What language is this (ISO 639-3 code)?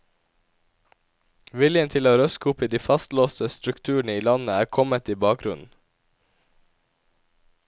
nor